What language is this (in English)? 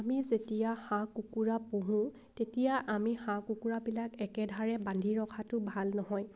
Assamese